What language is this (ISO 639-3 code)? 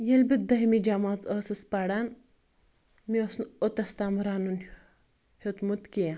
kas